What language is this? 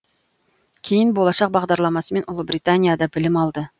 Kazakh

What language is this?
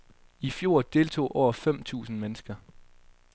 Danish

